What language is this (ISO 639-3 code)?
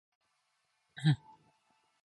kor